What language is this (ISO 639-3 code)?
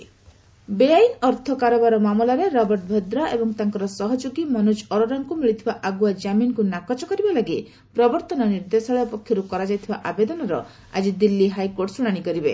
ori